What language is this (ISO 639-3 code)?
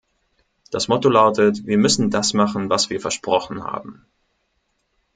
deu